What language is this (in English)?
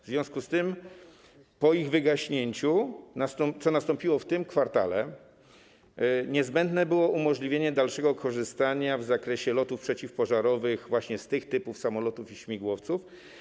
Polish